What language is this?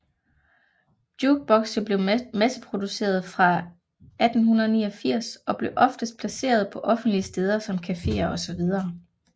Danish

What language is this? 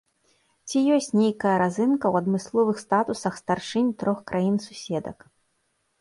Belarusian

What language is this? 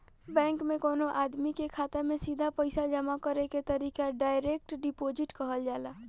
Bhojpuri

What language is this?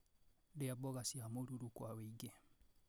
Kikuyu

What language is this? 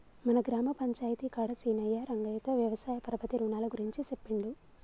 Telugu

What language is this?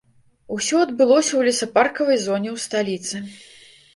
Belarusian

